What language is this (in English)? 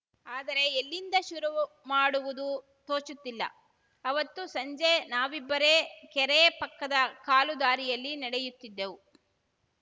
Kannada